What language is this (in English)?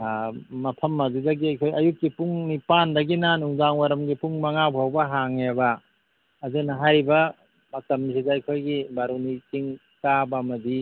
Manipuri